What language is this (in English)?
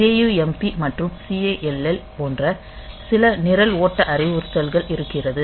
Tamil